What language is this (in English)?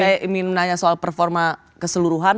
Indonesian